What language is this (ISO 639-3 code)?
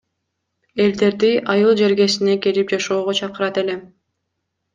kir